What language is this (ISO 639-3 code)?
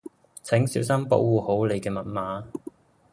yue